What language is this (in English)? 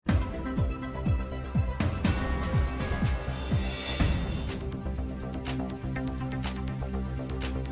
Vietnamese